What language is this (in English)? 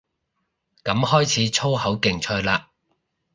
Cantonese